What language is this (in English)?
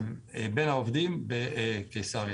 Hebrew